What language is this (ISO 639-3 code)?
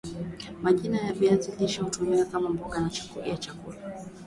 swa